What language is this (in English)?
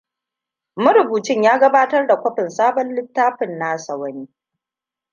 Hausa